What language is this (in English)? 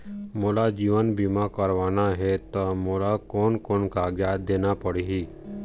Chhattisgarhi